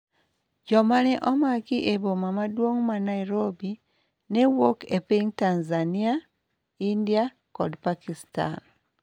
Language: Luo (Kenya and Tanzania)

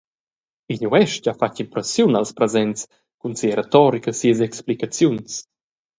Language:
Romansh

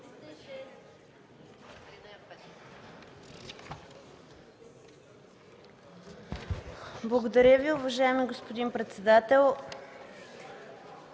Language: Bulgarian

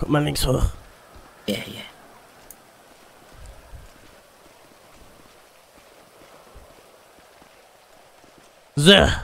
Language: German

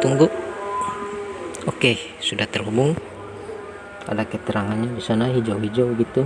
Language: Indonesian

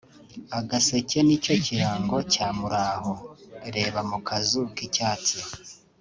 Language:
Kinyarwanda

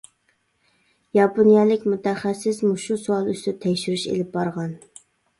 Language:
Uyghur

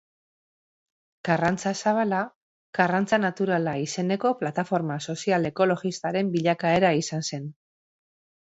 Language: Basque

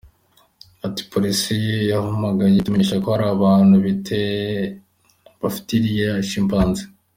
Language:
Kinyarwanda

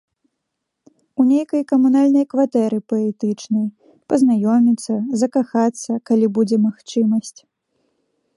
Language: Belarusian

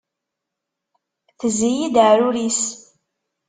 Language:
Kabyle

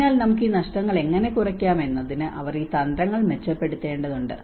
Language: Malayalam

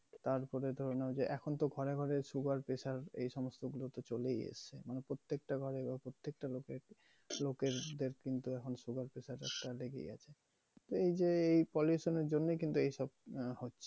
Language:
Bangla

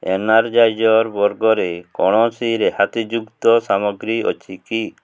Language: Odia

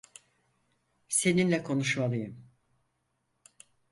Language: Turkish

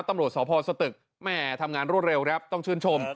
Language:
Thai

